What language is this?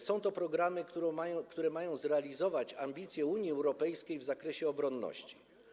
Polish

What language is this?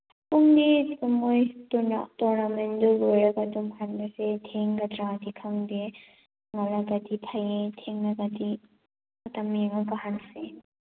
Manipuri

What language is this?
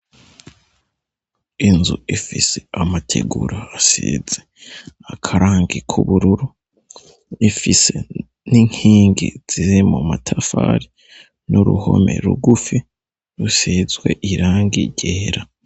Rundi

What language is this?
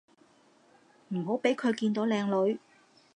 Cantonese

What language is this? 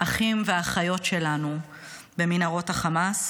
Hebrew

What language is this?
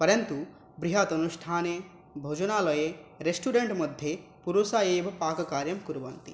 Sanskrit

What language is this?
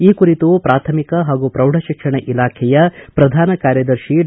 Kannada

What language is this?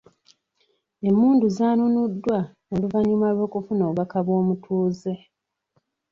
Ganda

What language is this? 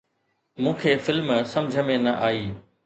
Sindhi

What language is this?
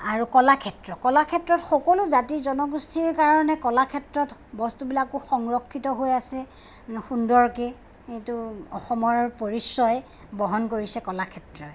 Assamese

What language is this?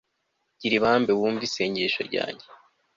Kinyarwanda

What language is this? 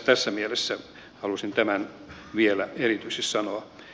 Finnish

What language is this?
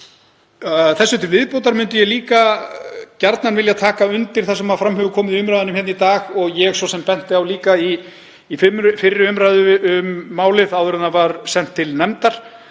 Icelandic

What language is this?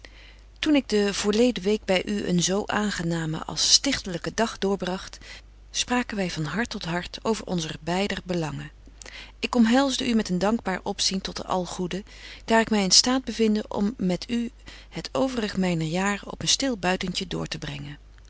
Dutch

